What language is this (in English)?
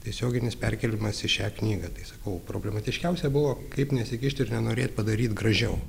Lithuanian